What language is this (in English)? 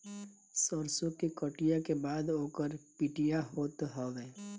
Bhojpuri